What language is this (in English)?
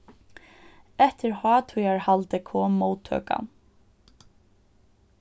Faroese